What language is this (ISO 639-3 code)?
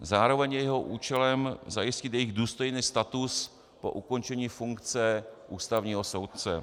ces